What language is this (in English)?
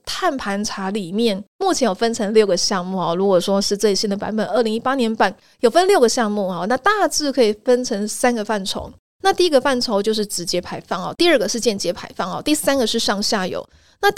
Chinese